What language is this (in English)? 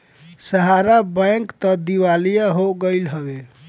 Bhojpuri